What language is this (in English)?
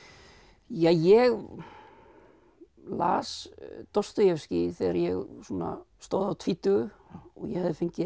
Icelandic